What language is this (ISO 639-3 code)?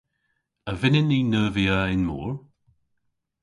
cor